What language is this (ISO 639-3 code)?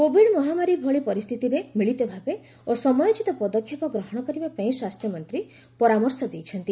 ori